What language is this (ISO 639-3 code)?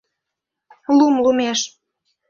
chm